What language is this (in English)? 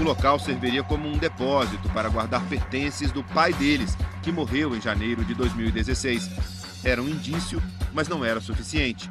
Portuguese